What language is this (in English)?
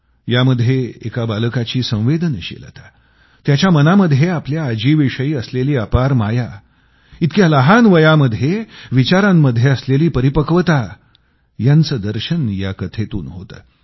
Marathi